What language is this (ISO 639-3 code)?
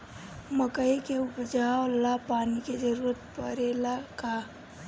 bho